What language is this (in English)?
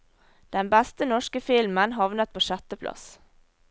Norwegian